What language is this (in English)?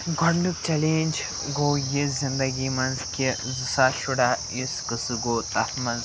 Kashmiri